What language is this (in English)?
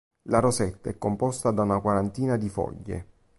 Italian